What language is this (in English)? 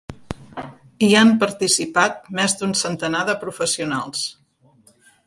Catalan